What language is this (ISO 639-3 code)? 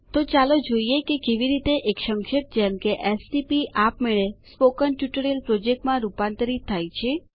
guj